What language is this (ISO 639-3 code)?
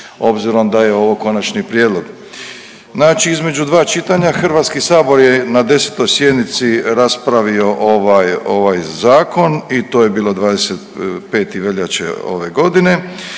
hrv